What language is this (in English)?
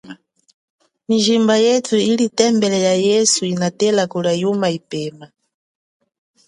Chokwe